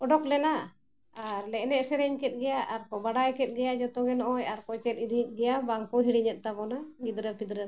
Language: Santali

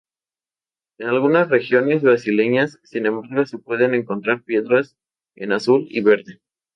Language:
Spanish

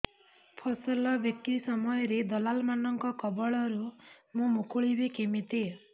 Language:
Odia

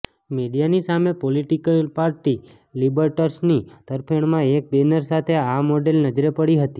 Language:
Gujarati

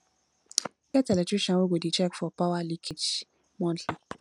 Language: Nigerian Pidgin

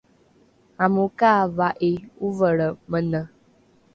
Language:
Rukai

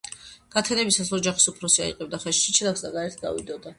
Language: Georgian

